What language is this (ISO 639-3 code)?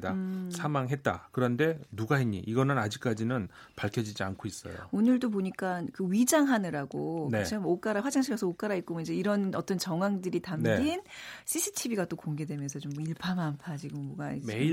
kor